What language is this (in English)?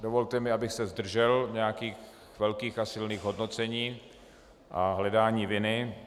Czech